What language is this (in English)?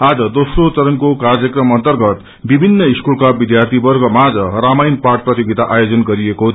Nepali